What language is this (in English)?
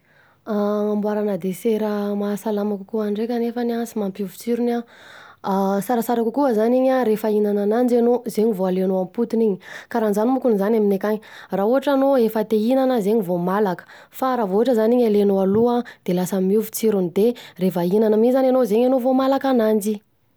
Southern Betsimisaraka Malagasy